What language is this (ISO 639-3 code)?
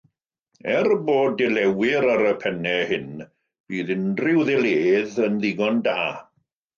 cym